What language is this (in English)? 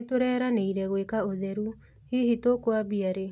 Kikuyu